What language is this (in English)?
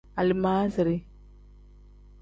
Tem